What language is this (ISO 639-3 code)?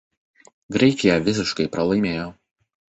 lit